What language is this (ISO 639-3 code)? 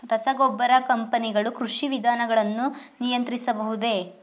kan